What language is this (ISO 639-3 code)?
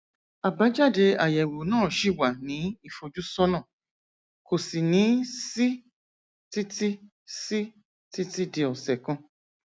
yor